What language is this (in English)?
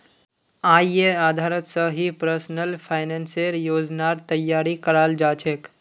Magahi